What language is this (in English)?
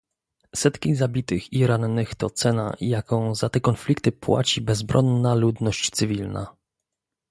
Polish